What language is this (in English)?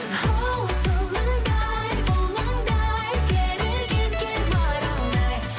Kazakh